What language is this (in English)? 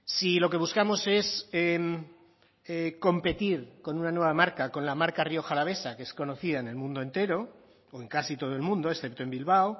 Spanish